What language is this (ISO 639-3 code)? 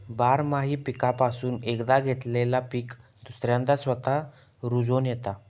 mar